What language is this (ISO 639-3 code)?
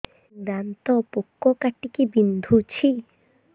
ori